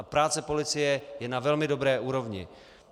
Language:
Czech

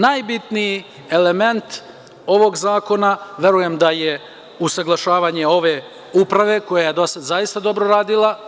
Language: Serbian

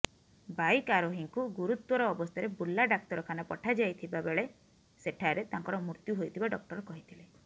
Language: Odia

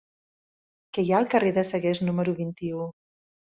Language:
Catalan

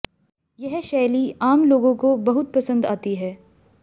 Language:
Hindi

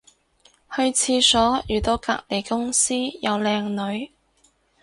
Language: Cantonese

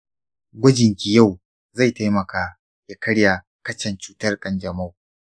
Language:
Hausa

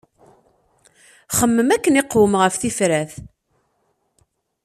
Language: Kabyle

